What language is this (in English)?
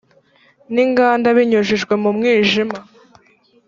Kinyarwanda